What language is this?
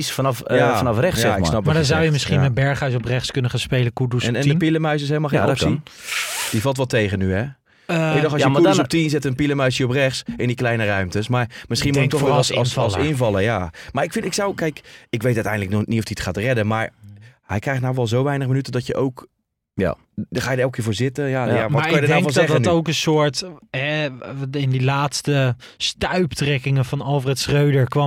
Dutch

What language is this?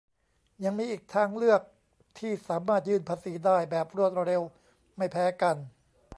Thai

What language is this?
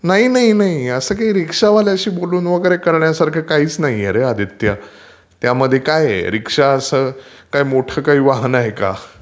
Marathi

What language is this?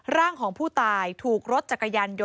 Thai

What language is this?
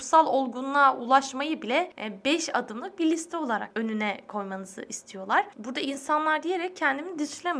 Turkish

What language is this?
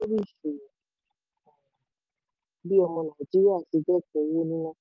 Yoruba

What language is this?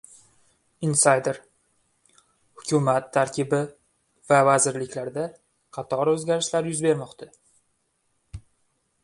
Uzbek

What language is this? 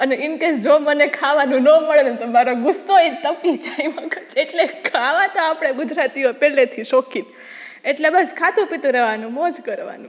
Gujarati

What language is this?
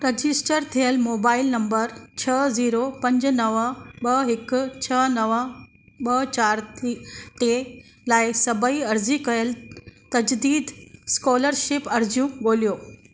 Sindhi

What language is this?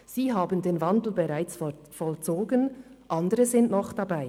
Swiss German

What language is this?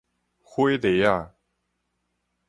Min Nan Chinese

